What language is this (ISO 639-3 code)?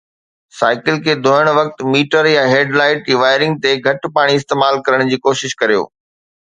snd